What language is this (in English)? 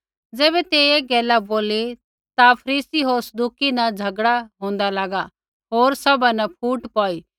Kullu Pahari